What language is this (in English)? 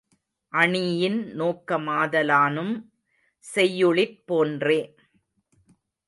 Tamil